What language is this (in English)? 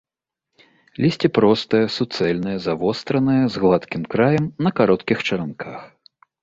Belarusian